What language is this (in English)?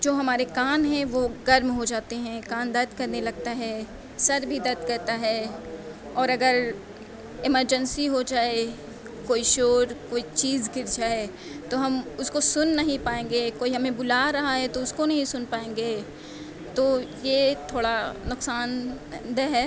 Urdu